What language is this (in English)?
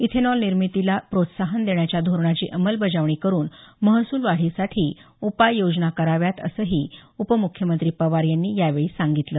Marathi